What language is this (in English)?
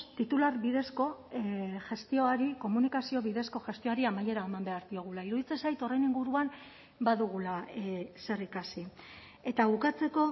Basque